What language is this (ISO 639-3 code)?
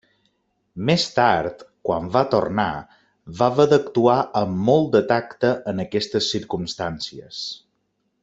cat